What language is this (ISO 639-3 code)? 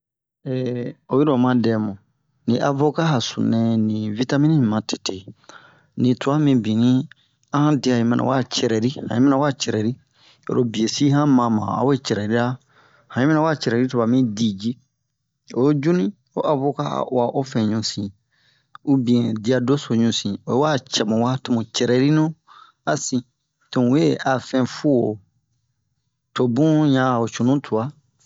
bmq